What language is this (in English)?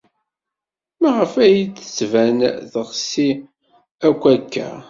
Kabyle